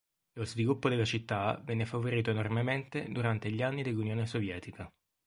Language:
Italian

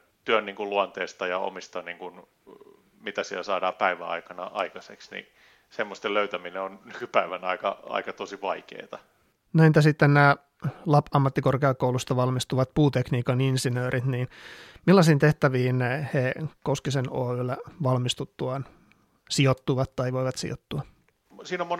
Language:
Finnish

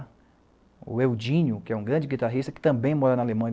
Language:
Portuguese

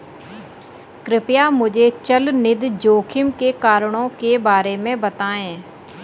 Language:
Hindi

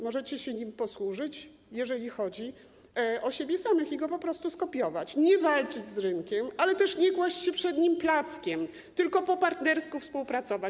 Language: Polish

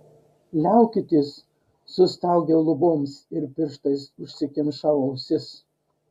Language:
Lithuanian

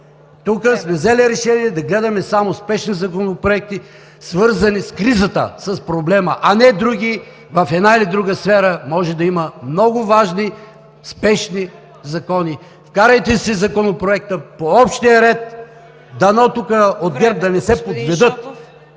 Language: Bulgarian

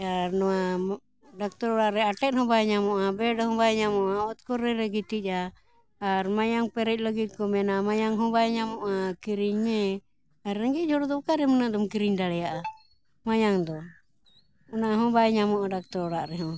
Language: Santali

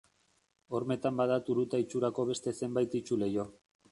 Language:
Basque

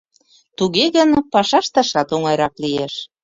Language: Mari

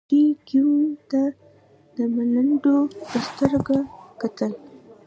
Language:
Pashto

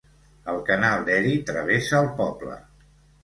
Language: Catalan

